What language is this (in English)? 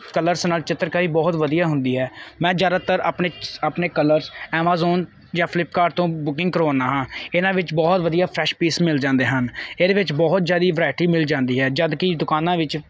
Punjabi